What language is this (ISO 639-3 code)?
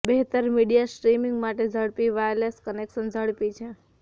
guj